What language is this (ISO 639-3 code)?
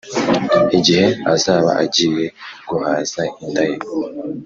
kin